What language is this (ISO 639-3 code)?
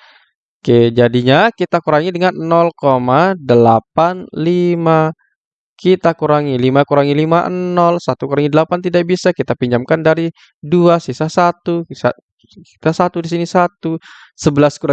ind